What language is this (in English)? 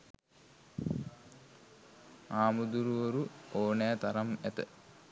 Sinhala